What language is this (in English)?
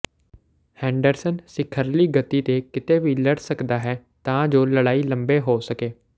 Punjabi